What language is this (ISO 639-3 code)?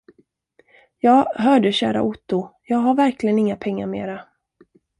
swe